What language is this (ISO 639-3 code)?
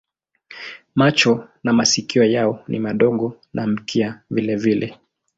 swa